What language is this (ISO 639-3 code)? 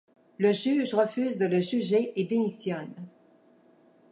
fra